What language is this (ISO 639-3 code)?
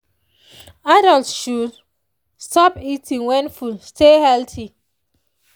pcm